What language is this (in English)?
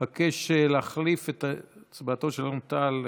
Hebrew